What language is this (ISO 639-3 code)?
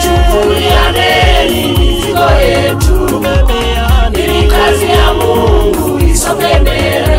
ara